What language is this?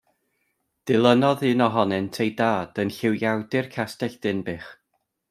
Welsh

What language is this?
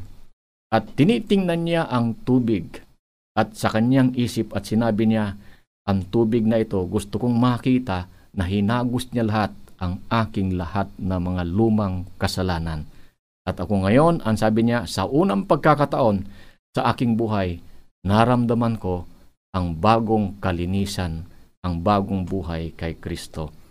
Filipino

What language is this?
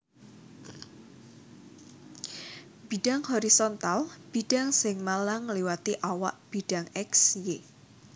Javanese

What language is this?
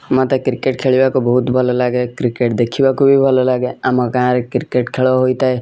Odia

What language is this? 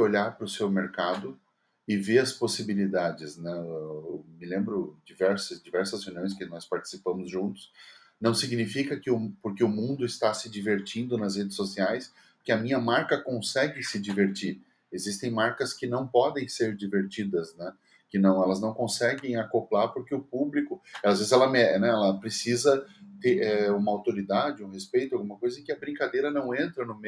Portuguese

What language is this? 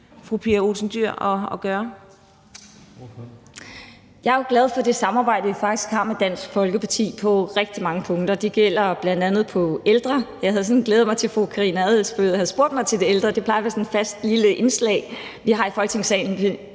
Danish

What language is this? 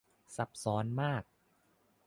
Thai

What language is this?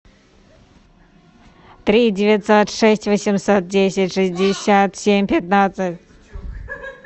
Russian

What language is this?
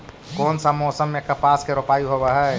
Magahi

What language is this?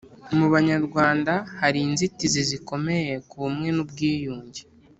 Kinyarwanda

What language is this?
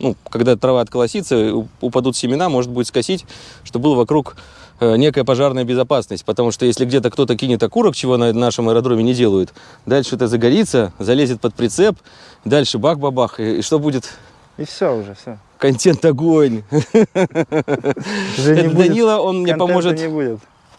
Russian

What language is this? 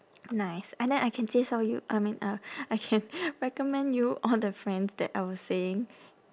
English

